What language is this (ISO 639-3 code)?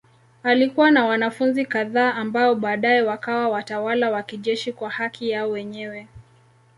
swa